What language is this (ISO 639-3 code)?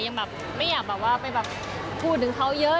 tha